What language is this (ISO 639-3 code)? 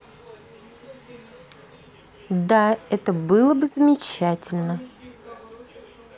rus